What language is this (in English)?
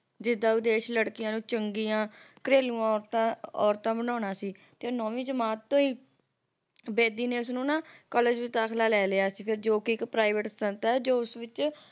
Punjabi